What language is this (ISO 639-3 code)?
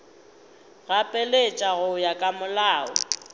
nso